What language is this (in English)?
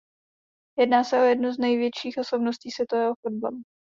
Czech